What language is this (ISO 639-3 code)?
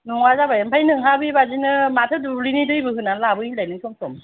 brx